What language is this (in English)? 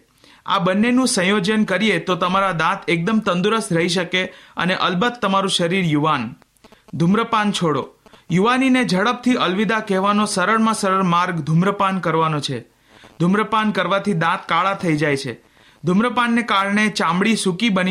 Hindi